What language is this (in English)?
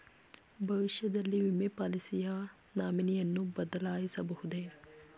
Kannada